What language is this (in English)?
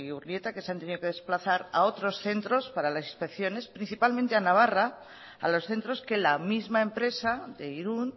Spanish